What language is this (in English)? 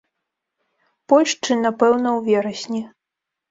Belarusian